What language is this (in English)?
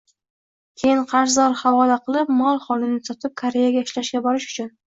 Uzbek